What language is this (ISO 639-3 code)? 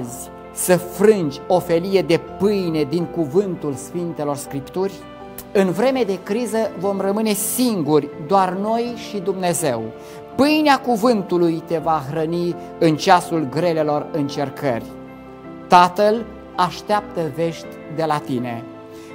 ron